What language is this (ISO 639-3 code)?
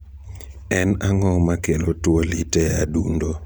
luo